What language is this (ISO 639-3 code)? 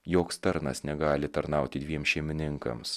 lit